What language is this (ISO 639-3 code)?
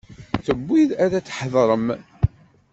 kab